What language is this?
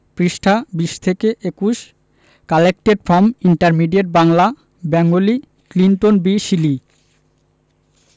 Bangla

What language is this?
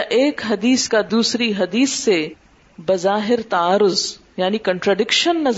Urdu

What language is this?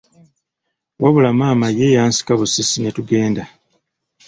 Ganda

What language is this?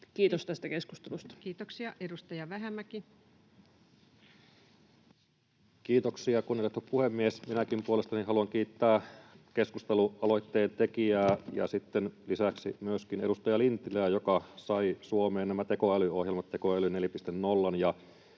Finnish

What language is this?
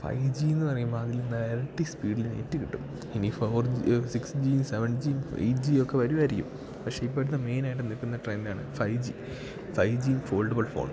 Malayalam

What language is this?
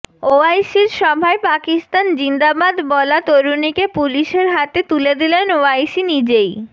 Bangla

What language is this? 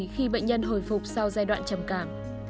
Vietnamese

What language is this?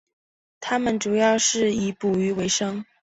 Chinese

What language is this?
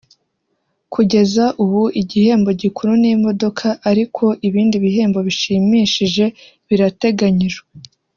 Kinyarwanda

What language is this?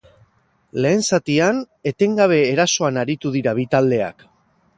Basque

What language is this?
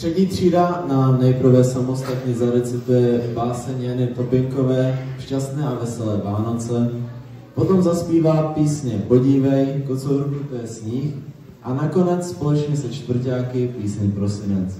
Czech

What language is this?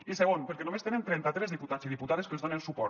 Catalan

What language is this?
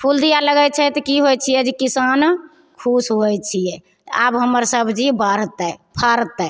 Maithili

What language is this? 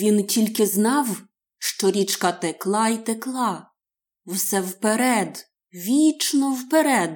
Ukrainian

